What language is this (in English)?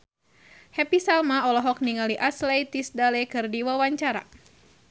Sundanese